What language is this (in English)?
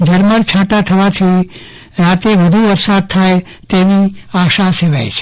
Gujarati